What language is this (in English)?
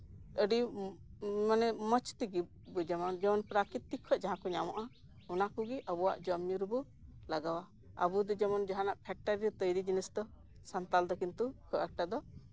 Santali